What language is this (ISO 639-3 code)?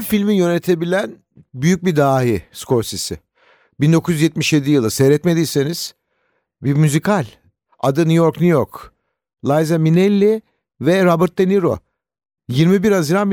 tur